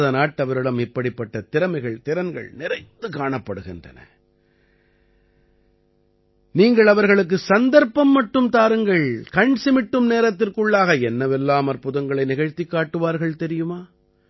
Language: Tamil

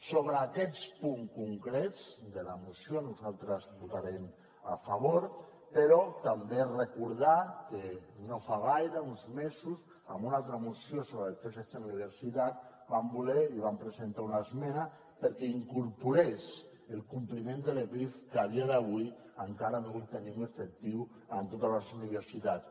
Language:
Catalan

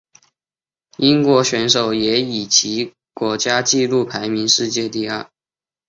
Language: Chinese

